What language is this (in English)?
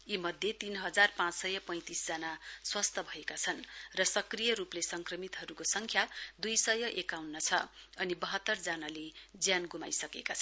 Nepali